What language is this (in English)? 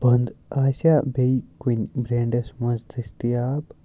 Kashmiri